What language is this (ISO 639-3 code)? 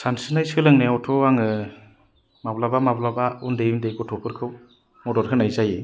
brx